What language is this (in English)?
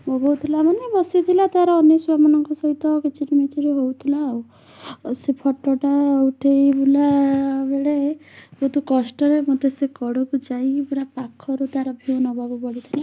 Odia